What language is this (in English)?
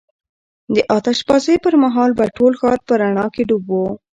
Pashto